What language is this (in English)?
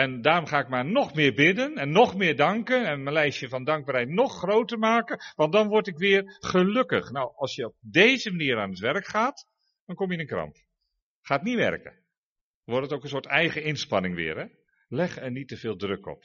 Dutch